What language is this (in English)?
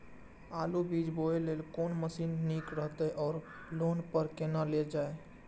Maithili